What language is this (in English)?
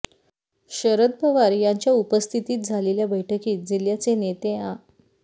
Marathi